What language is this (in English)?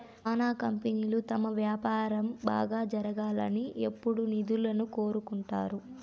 Telugu